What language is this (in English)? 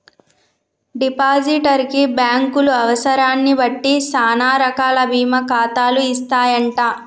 Telugu